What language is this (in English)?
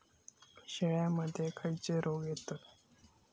Marathi